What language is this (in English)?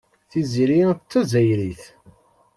Kabyle